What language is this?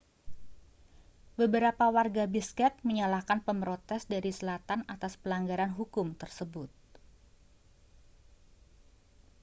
Indonesian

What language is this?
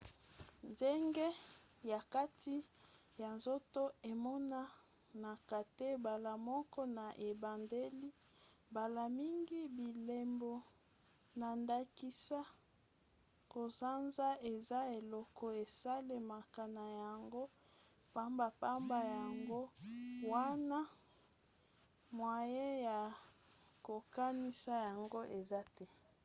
Lingala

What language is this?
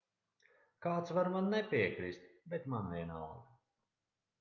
Latvian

